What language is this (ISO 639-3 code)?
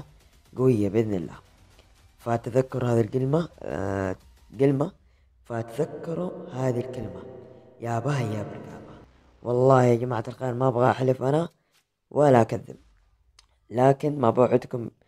ara